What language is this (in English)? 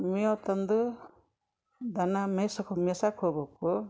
Kannada